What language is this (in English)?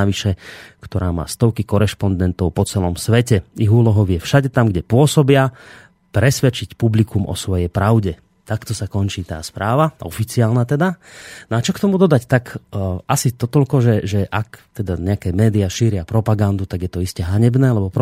Slovak